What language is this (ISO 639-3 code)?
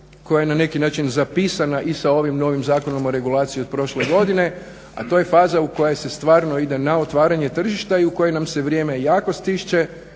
hrv